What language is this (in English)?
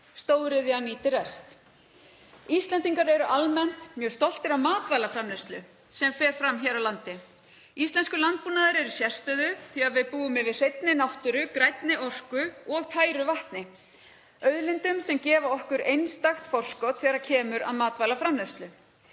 Icelandic